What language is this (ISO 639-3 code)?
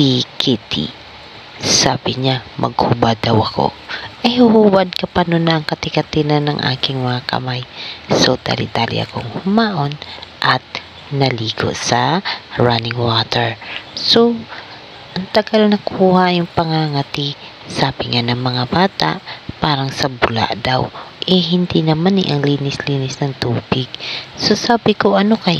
fil